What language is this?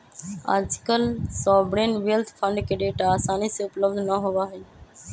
Magahi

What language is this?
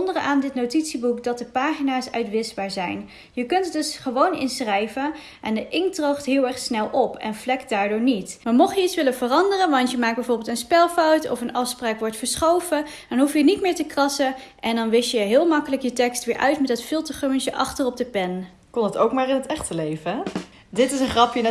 Dutch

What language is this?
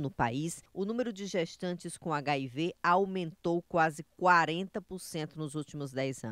Portuguese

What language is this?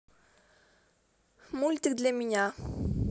Russian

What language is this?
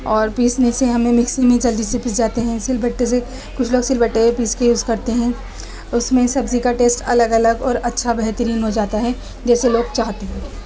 Urdu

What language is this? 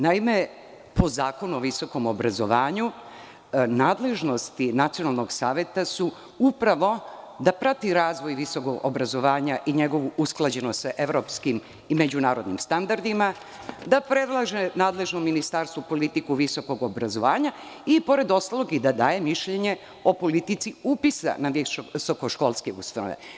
Serbian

